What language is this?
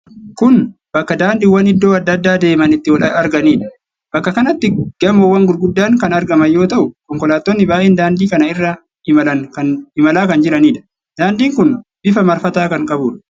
Oromo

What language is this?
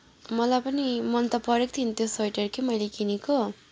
Nepali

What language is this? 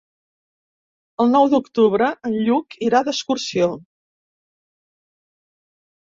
Catalan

